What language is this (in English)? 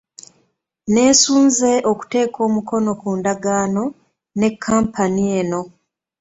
Ganda